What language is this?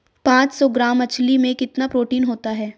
Hindi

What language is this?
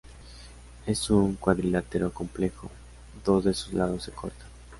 Spanish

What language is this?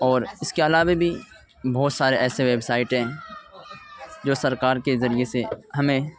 Urdu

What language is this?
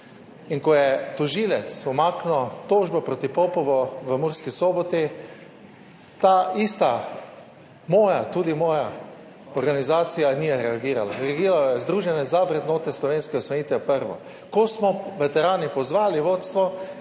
Slovenian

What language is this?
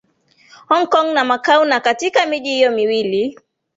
Swahili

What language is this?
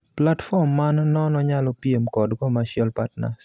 Luo (Kenya and Tanzania)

